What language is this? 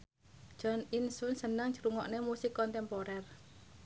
Javanese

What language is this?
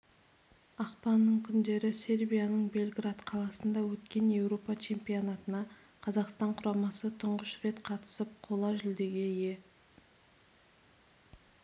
Kazakh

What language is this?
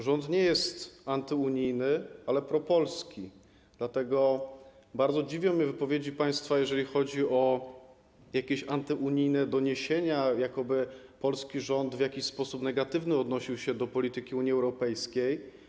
Polish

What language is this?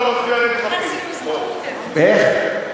Hebrew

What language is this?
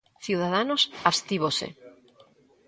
Galician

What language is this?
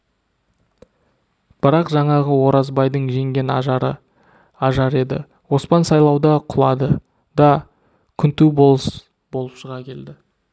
Kazakh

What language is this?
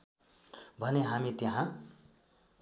Nepali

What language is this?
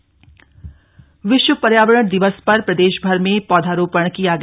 Hindi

